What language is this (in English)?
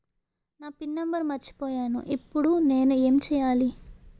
Telugu